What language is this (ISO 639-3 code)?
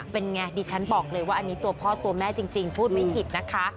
tha